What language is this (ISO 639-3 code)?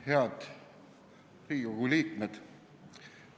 est